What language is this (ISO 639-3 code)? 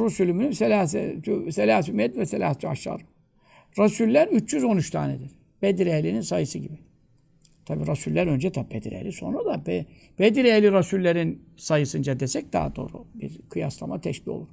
tur